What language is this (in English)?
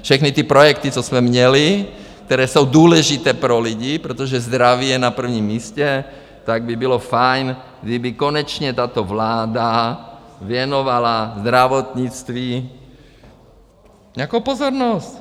Czech